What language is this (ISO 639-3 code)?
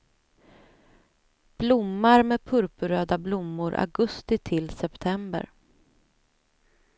swe